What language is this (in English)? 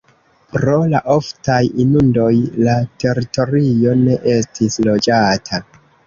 Esperanto